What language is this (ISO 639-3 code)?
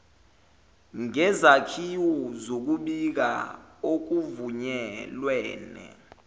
zul